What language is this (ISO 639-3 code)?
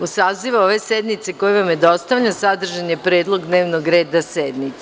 srp